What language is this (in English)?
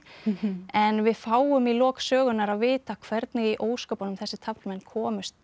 Icelandic